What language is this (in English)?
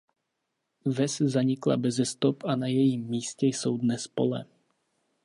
Czech